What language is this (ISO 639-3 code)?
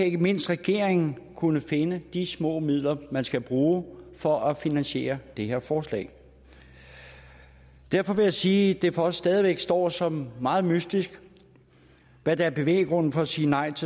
dan